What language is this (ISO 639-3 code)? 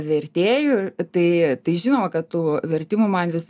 lit